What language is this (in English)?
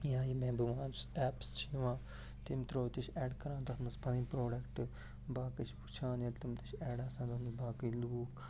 Kashmiri